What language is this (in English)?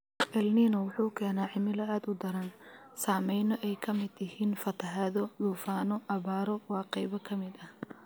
Somali